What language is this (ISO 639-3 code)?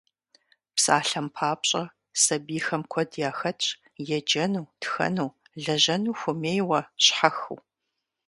kbd